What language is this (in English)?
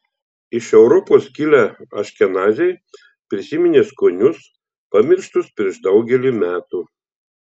Lithuanian